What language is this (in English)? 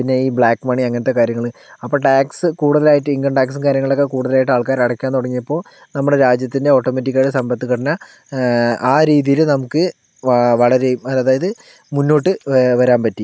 Malayalam